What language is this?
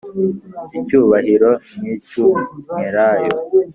Kinyarwanda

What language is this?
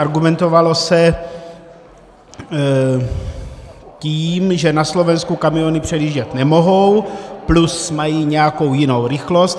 Czech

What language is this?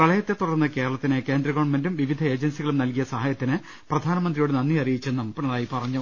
Malayalam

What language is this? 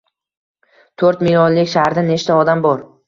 Uzbek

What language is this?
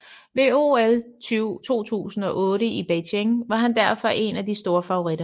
Danish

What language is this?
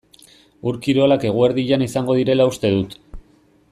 Basque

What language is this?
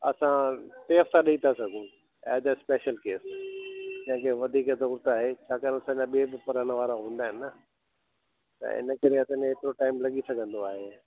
Sindhi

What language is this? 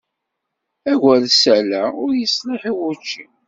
Kabyle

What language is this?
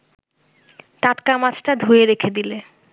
Bangla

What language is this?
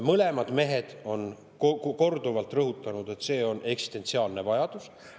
Estonian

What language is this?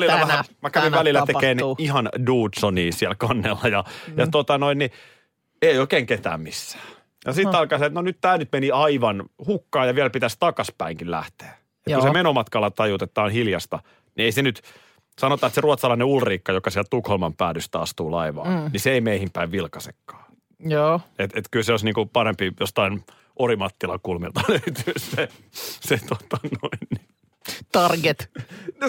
Finnish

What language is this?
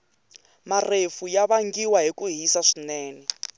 Tsonga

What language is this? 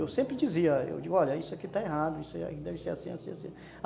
Portuguese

